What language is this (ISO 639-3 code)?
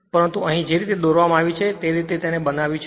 guj